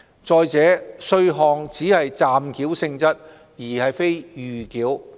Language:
Cantonese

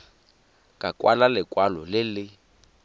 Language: Tswana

